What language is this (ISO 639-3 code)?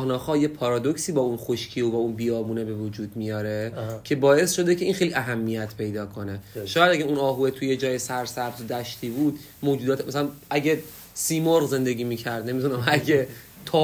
fas